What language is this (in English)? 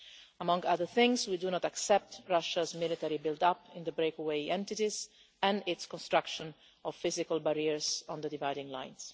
English